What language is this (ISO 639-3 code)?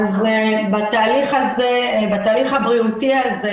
heb